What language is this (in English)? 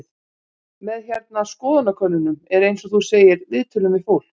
Icelandic